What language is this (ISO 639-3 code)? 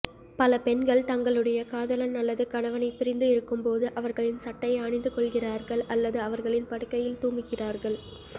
tam